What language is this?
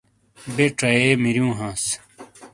Shina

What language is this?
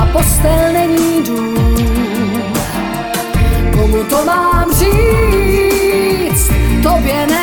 Slovak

